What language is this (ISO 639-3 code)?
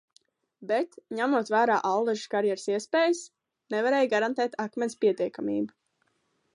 lav